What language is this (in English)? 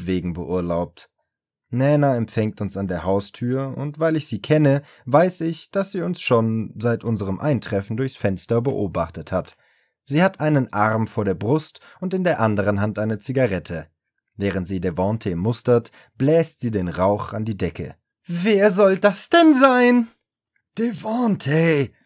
German